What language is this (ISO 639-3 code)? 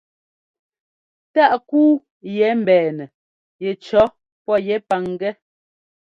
jgo